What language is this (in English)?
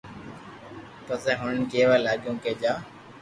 Loarki